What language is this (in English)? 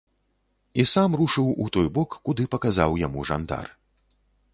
Belarusian